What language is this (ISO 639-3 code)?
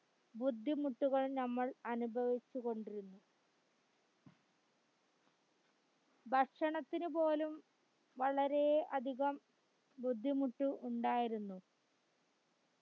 mal